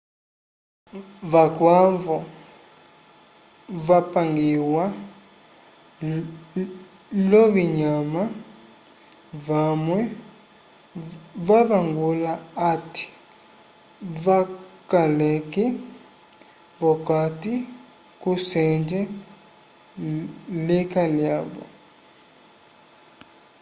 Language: Umbundu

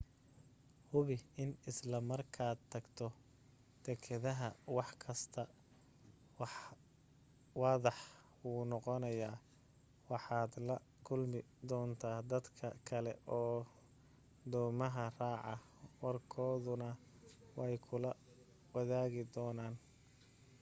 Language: Somali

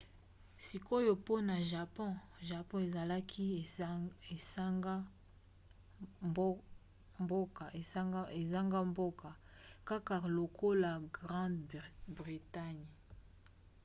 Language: Lingala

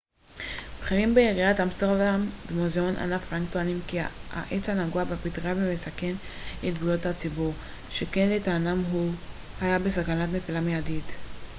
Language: Hebrew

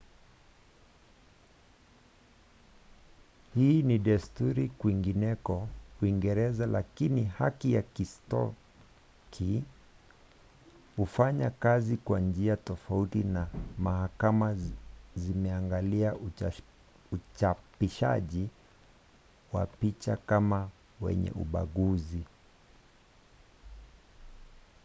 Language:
Swahili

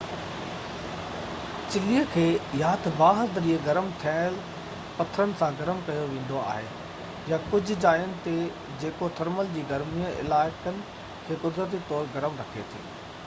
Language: Sindhi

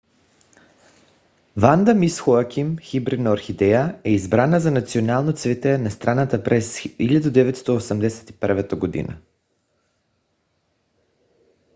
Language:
Bulgarian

